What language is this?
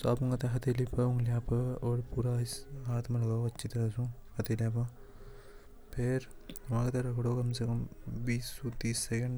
Hadothi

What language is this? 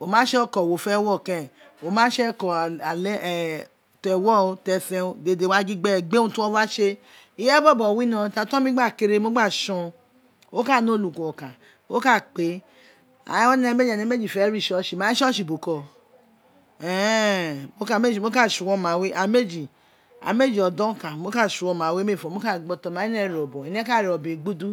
Isekiri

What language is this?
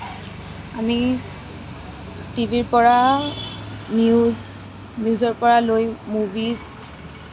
Assamese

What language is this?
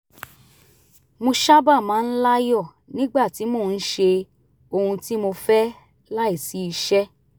Yoruba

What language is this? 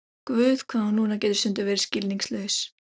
Icelandic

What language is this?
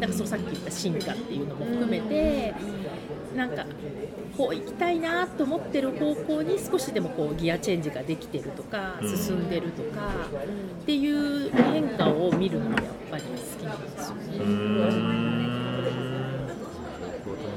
Japanese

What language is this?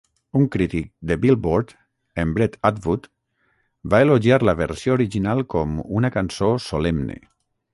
Catalan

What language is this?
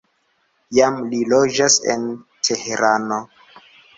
Esperanto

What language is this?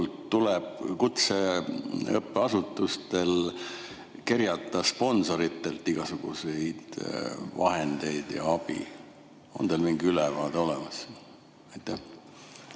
Estonian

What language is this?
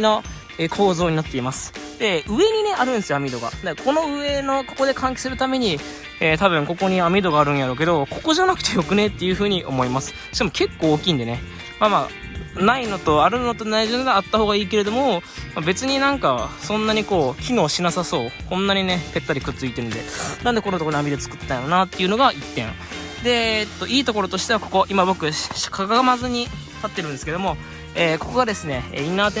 Japanese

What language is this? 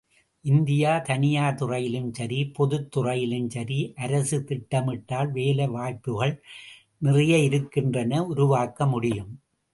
Tamil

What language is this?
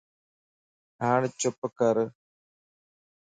Lasi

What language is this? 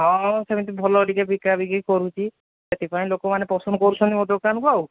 Odia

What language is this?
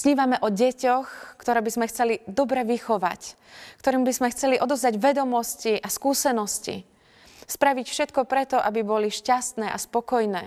Slovak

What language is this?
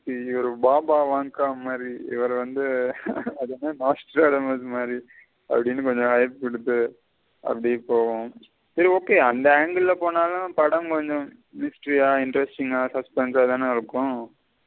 Tamil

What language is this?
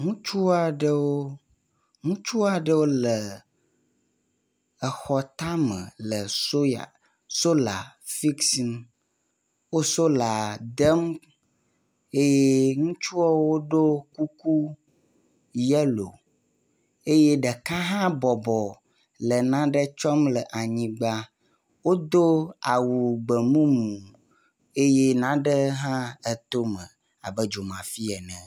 Ewe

